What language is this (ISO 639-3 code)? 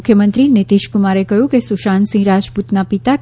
guj